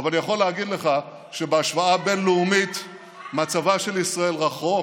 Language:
Hebrew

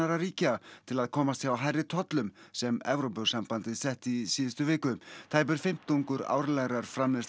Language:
Icelandic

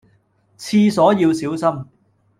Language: Cantonese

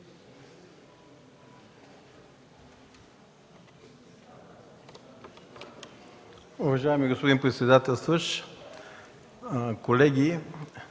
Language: Bulgarian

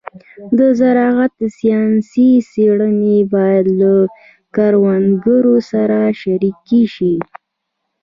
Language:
Pashto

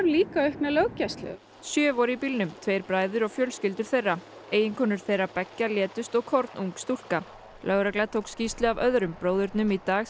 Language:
Icelandic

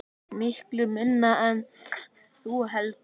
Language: Icelandic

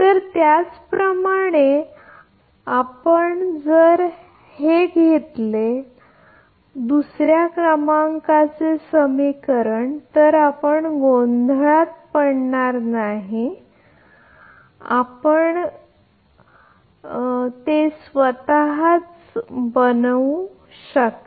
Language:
Marathi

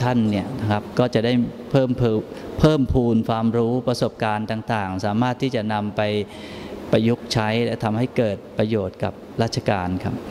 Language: Thai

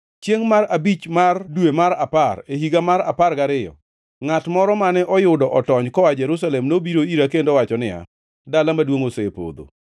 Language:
Luo (Kenya and Tanzania)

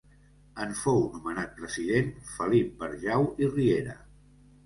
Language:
Catalan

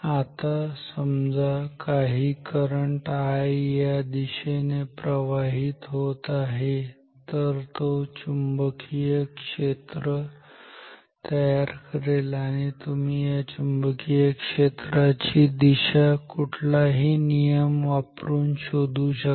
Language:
Marathi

